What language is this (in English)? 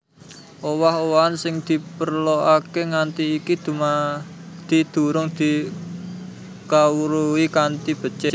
Javanese